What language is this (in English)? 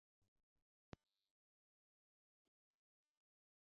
Bangla